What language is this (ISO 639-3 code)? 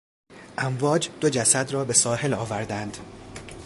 fas